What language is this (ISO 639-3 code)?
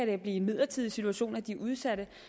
dan